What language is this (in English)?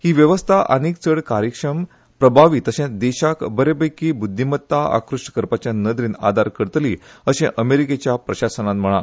Konkani